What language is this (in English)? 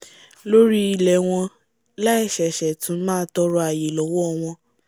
Yoruba